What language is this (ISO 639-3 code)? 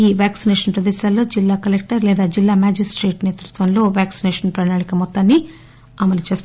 tel